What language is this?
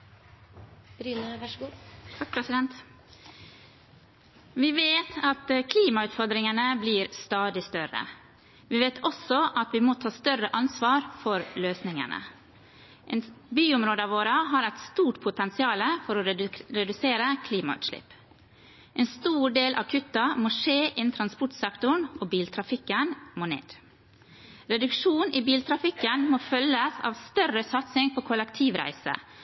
Norwegian Bokmål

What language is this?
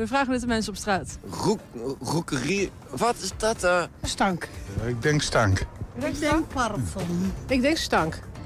Dutch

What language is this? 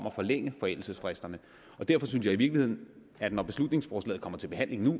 Danish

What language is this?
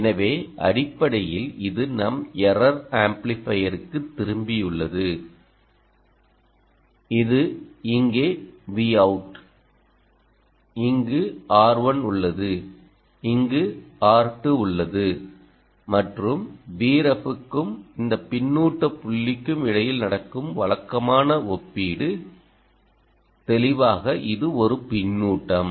Tamil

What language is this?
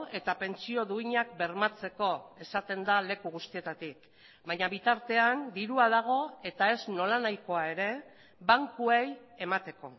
Basque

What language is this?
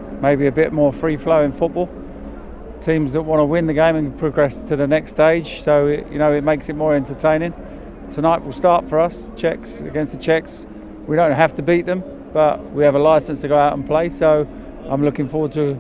Greek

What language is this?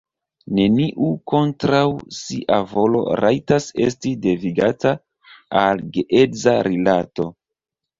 Esperanto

